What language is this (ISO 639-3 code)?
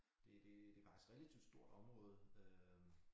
dan